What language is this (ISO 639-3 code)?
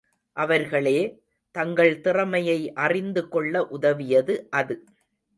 tam